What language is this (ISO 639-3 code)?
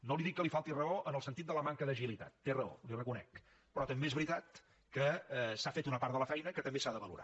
cat